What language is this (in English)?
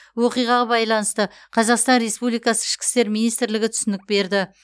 Kazakh